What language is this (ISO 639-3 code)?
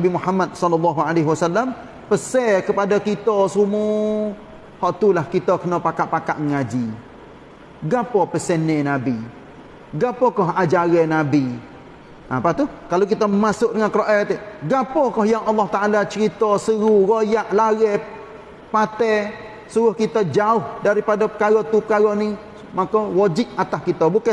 msa